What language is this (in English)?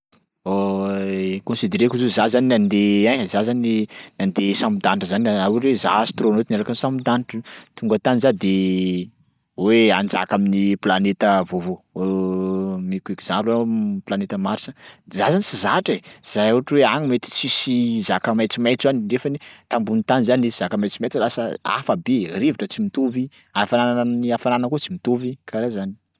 Sakalava Malagasy